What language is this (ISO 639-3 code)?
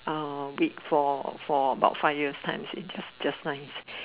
eng